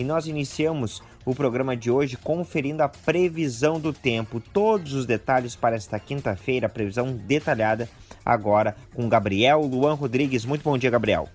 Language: Portuguese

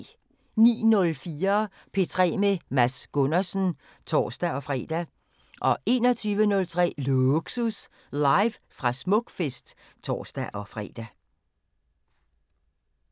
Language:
Danish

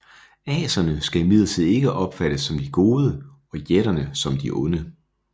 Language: Danish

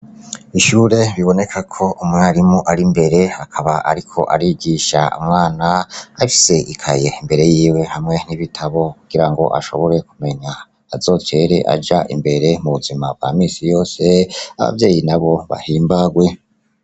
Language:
Rundi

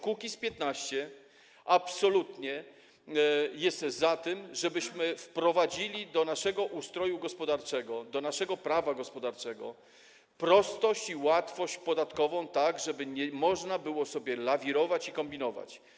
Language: Polish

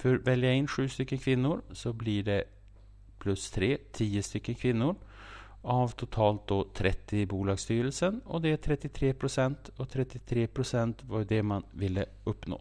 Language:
Swedish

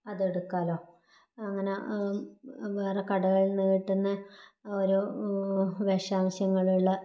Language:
Malayalam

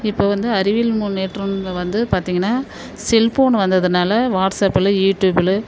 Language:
Tamil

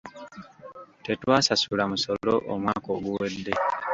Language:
Ganda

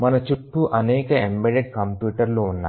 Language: Telugu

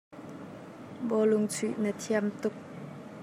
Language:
Hakha Chin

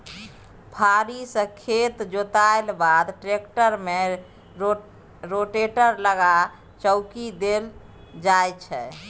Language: Maithili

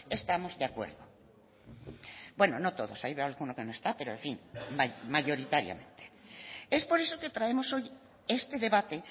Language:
Spanish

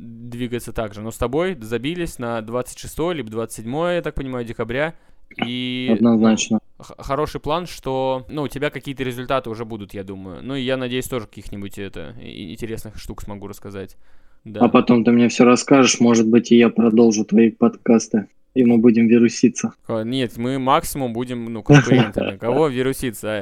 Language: Russian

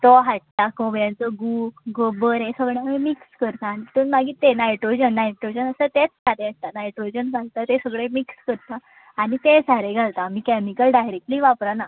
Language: Konkani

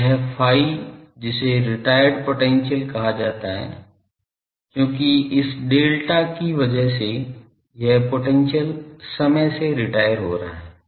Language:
Hindi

